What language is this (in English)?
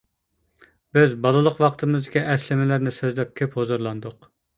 Uyghur